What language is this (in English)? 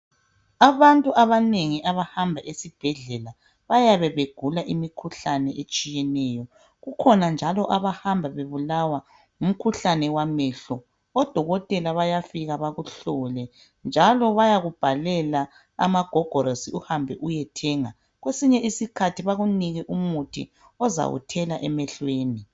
North Ndebele